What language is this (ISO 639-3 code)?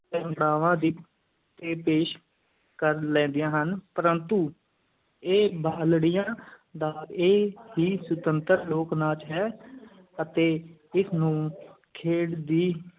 pan